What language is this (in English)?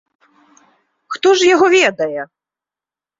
Belarusian